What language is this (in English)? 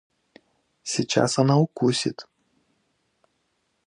Russian